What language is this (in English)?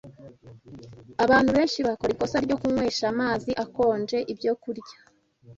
Kinyarwanda